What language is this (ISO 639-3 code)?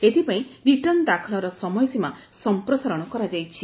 ori